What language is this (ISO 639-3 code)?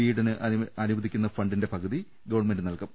mal